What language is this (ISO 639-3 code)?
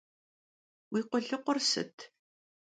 kbd